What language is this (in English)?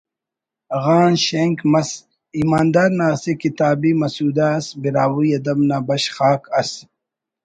Brahui